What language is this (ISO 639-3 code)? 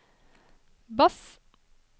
nor